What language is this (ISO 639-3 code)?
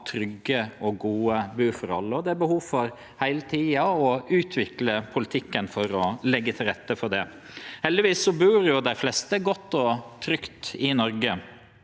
nor